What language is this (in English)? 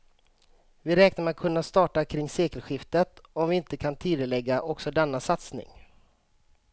Swedish